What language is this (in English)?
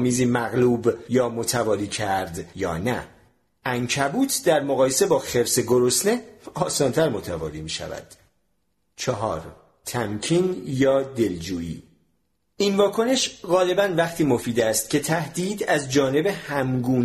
Persian